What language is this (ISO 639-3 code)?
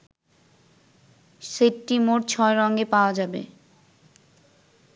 ben